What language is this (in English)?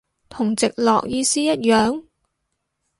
Cantonese